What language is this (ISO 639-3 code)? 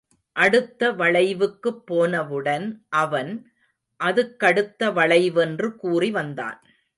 tam